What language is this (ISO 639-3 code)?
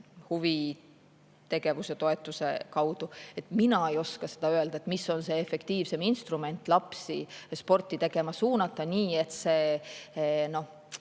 est